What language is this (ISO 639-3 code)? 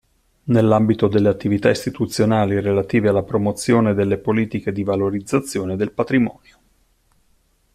ita